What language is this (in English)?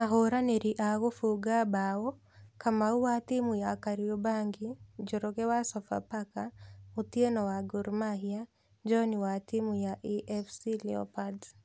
Kikuyu